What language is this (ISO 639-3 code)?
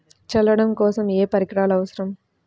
tel